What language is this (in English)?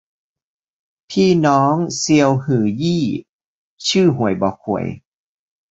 Thai